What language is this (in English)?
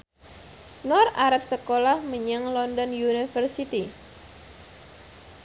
Javanese